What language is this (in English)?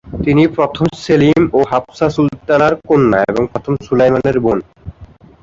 Bangla